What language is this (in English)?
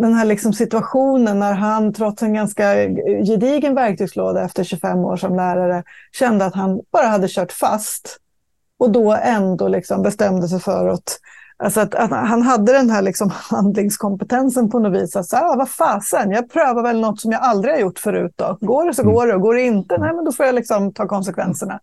Swedish